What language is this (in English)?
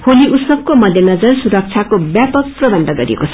Nepali